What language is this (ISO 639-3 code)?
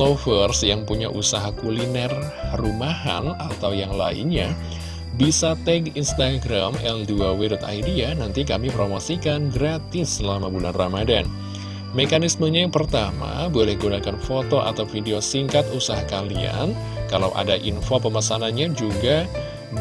ind